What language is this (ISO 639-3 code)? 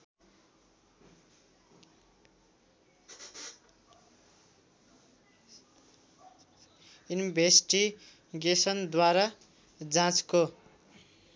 nep